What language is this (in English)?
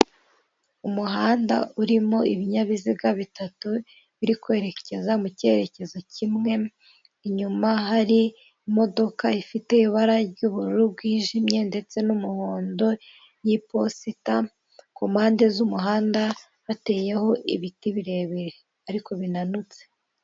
Kinyarwanda